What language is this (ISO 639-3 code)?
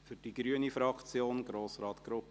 gsw